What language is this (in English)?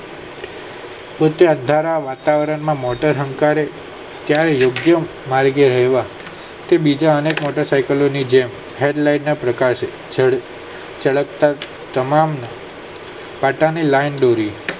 Gujarati